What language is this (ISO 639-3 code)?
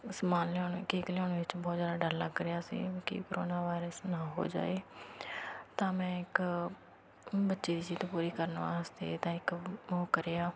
pan